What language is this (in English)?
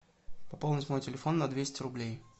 Russian